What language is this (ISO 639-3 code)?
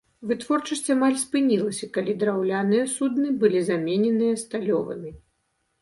bel